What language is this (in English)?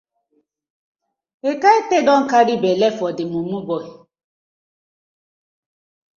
Nigerian Pidgin